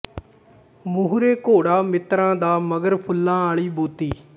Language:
Punjabi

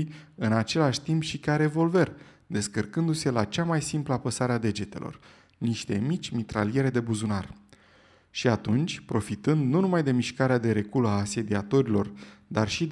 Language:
Romanian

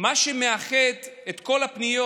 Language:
Hebrew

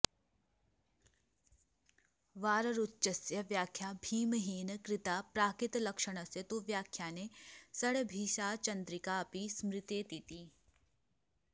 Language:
Sanskrit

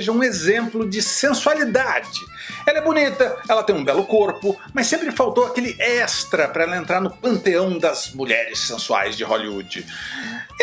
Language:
Portuguese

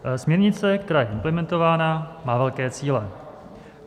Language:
Czech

